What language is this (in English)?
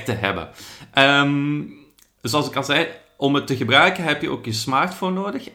Dutch